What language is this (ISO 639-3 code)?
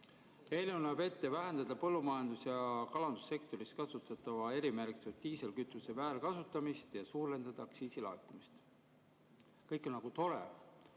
est